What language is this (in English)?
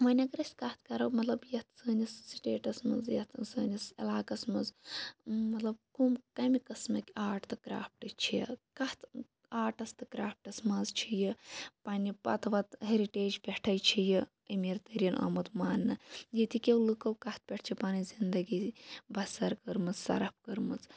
Kashmiri